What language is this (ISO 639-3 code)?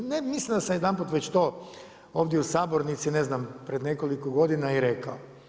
hrv